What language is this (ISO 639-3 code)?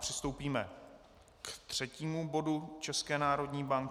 ces